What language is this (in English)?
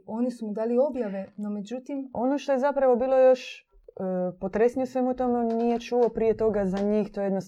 Croatian